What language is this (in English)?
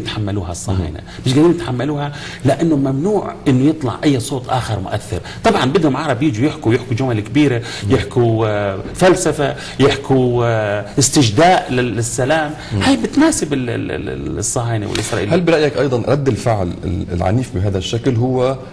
Arabic